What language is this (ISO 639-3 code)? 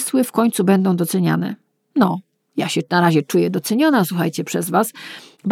pol